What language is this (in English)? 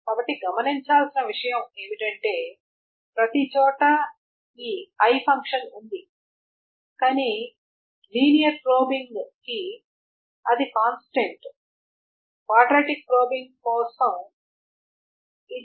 Telugu